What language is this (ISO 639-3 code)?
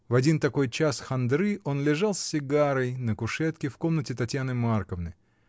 rus